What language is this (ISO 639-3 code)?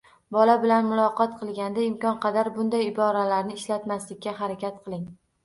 uzb